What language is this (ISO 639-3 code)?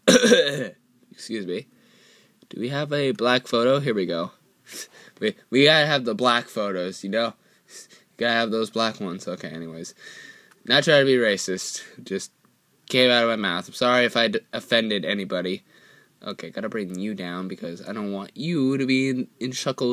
eng